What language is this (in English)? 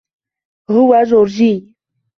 Arabic